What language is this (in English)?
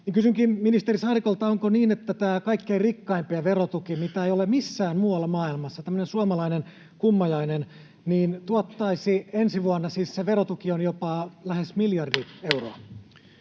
Finnish